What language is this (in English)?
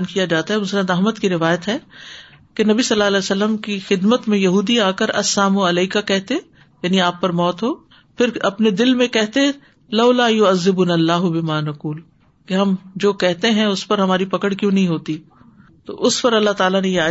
Urdu